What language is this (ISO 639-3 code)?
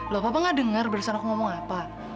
ind